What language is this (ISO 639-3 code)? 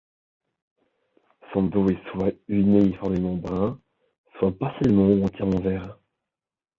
fra